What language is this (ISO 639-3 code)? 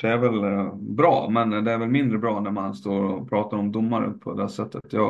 swe